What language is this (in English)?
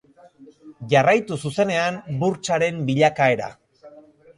Basque